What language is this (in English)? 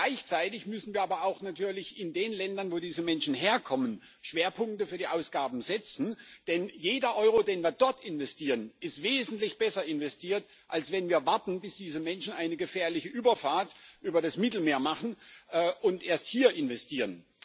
German